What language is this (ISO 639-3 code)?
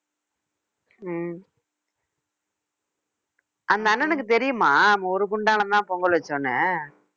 tam